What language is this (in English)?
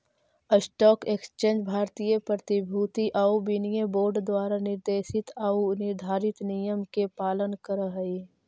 Magahi